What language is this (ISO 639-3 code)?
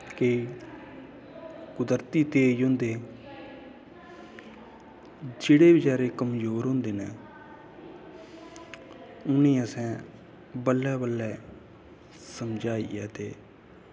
doi